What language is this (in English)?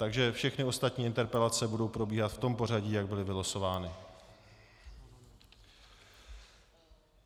Czech